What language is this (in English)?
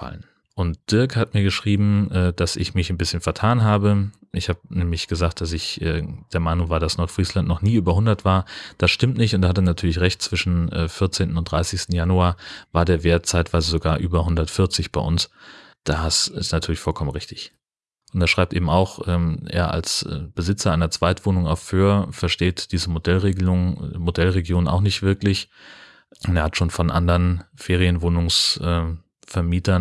German